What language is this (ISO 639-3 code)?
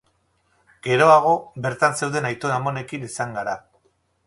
eus